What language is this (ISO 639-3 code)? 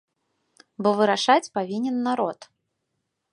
bel